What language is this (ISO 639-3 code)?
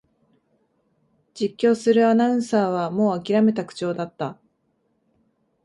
jpn